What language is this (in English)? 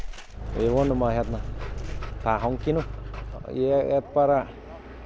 Icelandic